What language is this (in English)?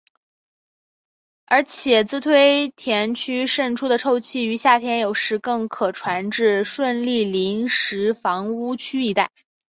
Chinese